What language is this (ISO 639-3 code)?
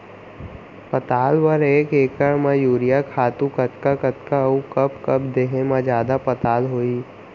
hne